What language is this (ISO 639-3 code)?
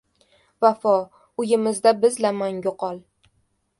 uzb